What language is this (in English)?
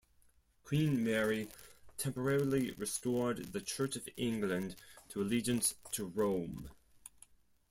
English